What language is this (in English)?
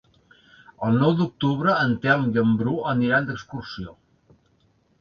Catalan